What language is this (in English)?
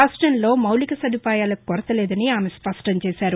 Telugu